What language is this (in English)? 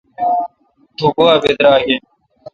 Kalkoti